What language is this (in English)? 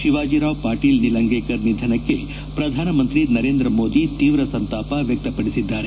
Kannada